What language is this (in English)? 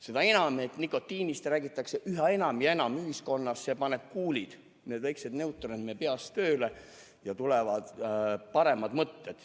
Estonian